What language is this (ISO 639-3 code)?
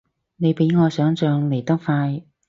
yue